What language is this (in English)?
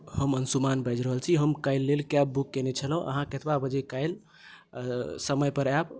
Maithili